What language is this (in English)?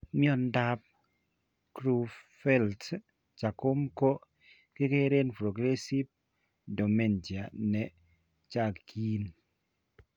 Kalenjin